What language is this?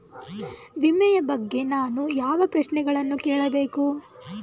Kannada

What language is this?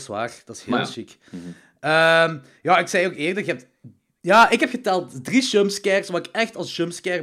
Dutch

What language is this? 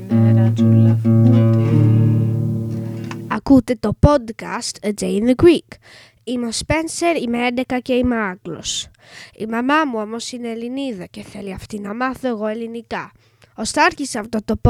Greek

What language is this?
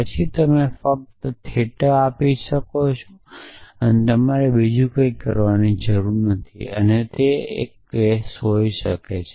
Gujarati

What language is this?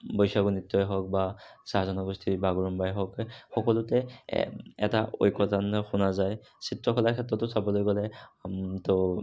Assamese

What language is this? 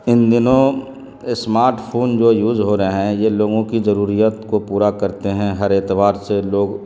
Urdu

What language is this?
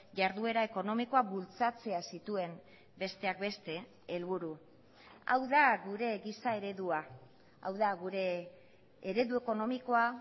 Basque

